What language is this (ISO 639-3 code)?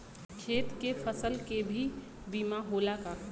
bho